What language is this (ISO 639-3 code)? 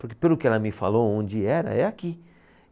por